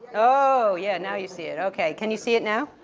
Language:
English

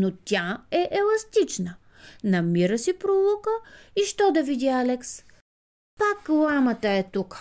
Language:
Bulgarian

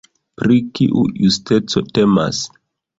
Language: Esperanto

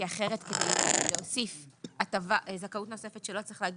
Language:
Hebrew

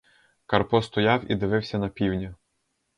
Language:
Ukrainian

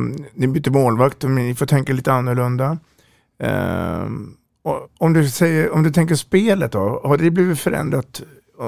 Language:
Swedish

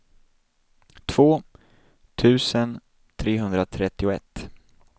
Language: Swedish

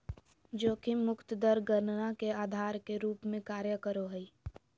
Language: Magahi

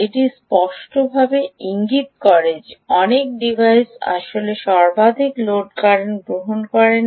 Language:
Bangla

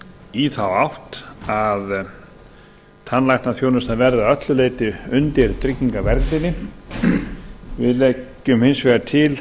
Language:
Icelandic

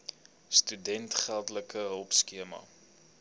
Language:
Afrikaans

